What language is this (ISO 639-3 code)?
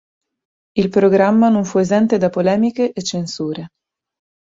ita